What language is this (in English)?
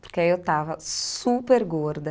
Portuguese